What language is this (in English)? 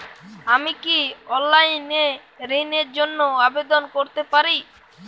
Bangla